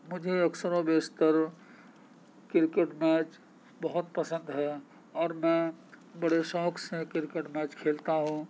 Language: Urdu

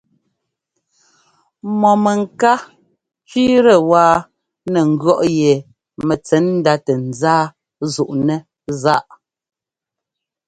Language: Ngomba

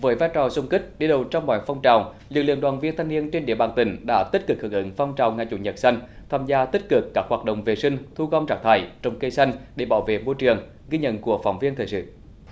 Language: Vietnamese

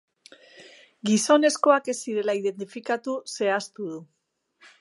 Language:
Basque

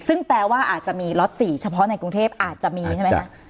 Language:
Thai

